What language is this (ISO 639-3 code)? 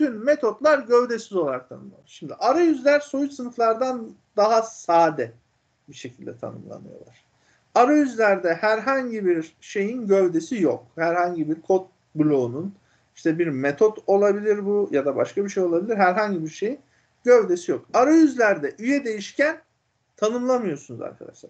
tur